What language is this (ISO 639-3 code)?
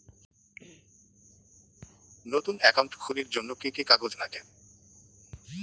ben